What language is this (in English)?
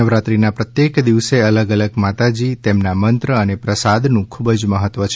Gujarati